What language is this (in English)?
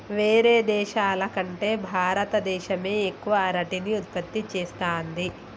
Telugu